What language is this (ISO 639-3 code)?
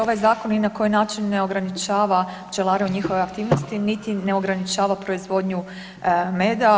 hrv